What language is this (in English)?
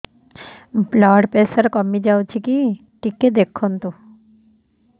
Odia